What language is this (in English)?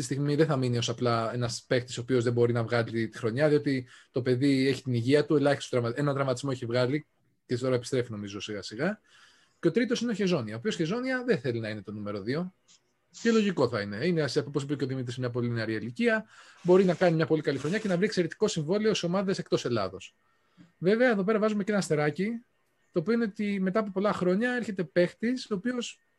Greek